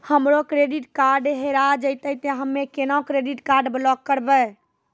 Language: Maithili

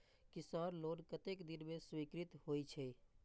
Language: Maithili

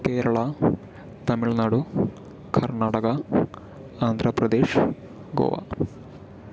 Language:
Malayalam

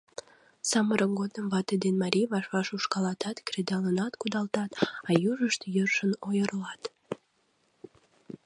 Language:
Mari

